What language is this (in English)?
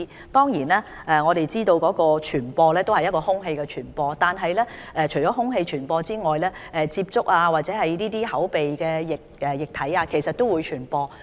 Cantonese